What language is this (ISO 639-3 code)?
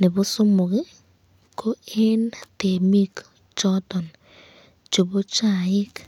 kln